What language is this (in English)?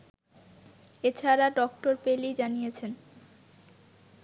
Bangla